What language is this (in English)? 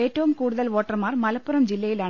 Malayalam